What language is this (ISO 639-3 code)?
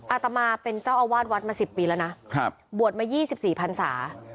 tha